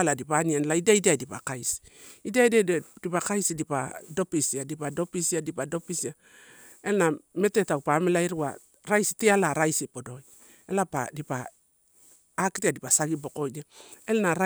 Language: Torau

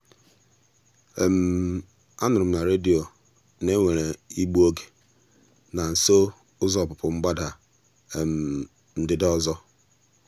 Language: Igbo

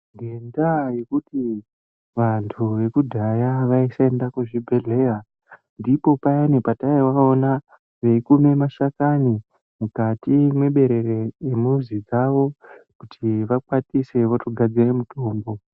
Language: Ndau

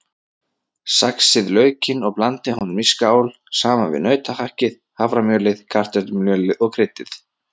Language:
Icelandic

